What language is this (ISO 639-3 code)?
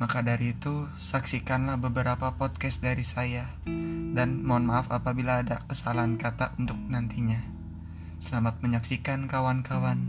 ind